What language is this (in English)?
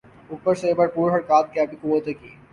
Urdu